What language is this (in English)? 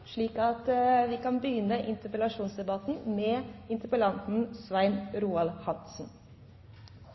Norwegian Bokmål